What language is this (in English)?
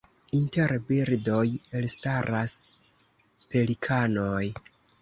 Esperanto